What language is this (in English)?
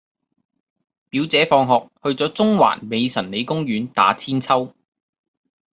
Cantonese